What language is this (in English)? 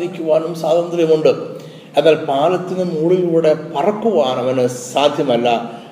Malayalam